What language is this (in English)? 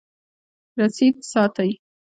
Pashto